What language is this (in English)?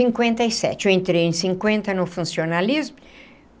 Portuguese